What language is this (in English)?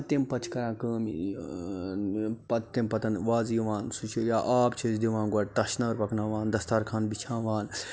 Kashmiri